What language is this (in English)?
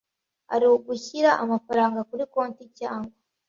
Kinyarwanda